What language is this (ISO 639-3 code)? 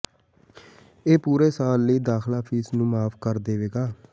pan